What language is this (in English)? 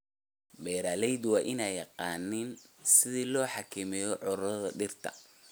Somali